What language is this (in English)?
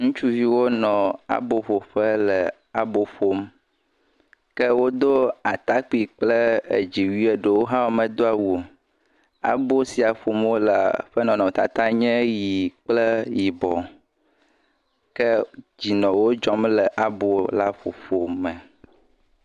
Ewe